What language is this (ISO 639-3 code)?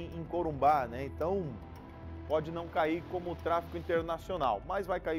por